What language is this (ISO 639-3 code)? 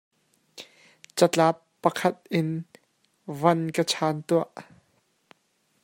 cnh